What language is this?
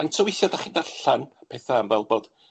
Welsh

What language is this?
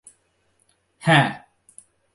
Bangla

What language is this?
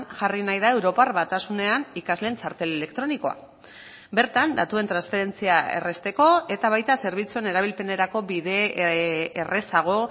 Basque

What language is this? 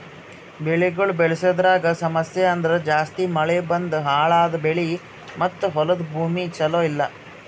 Kannada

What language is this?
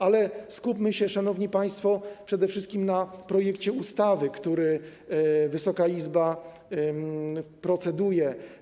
Polish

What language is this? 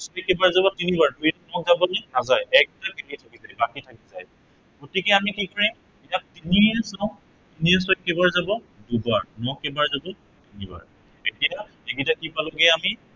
Assamese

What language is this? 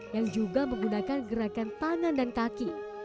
Indonesian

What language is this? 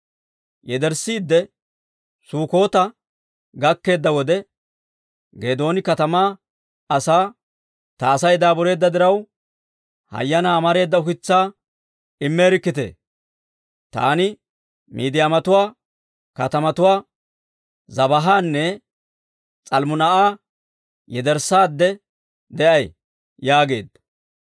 Dawro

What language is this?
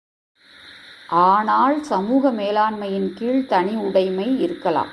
Tamil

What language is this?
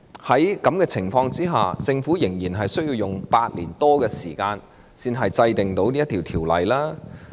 Cantonese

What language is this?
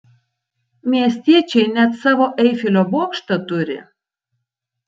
Lithuanian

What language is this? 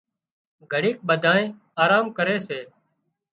Wadiyara Koli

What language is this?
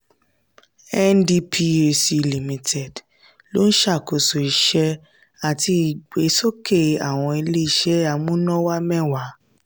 Yoruba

